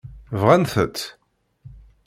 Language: Kabyle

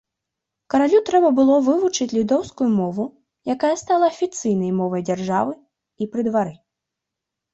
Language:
Belarusian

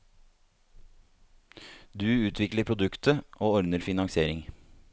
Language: Norwegian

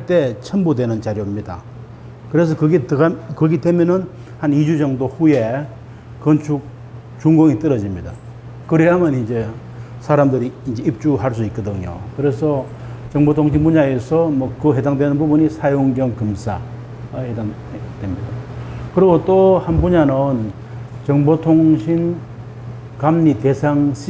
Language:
Korean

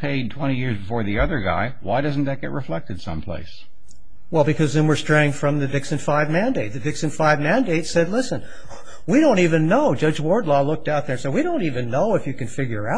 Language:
English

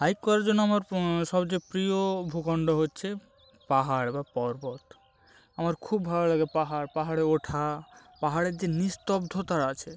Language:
Bangla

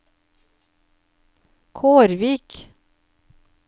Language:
Norwegian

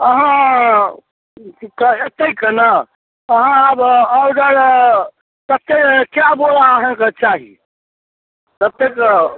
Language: Maithili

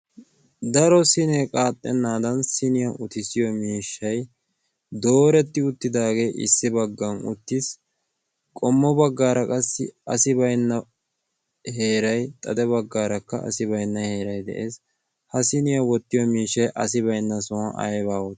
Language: Wolaytta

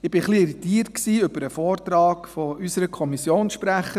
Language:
Swiss German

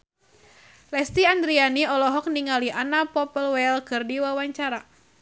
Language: Sundanese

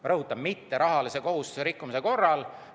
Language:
Estonian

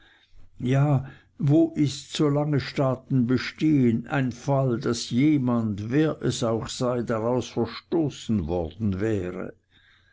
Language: German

